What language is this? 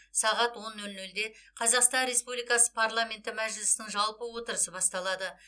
Kazakh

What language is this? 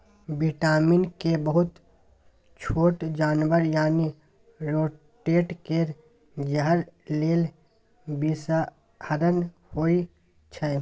Maithili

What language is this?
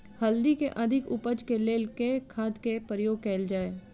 Maithili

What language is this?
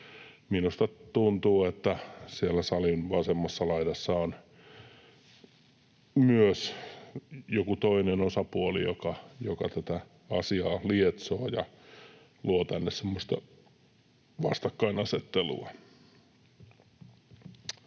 Finnish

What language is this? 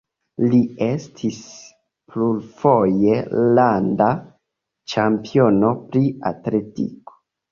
Esperanto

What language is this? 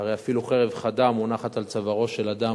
Hebrew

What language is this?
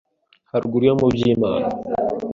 Kinyarwanda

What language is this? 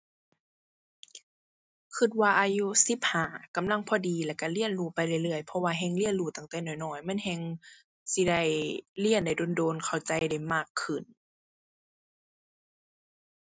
Thai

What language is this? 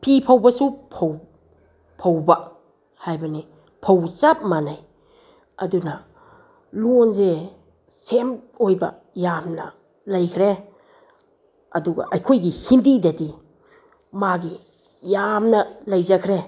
Manipuri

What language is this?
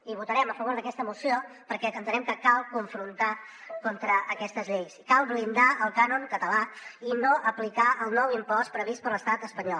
Catalan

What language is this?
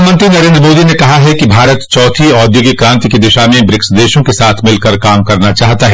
Hindi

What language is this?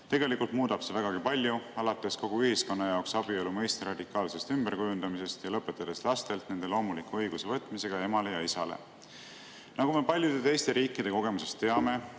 Estonian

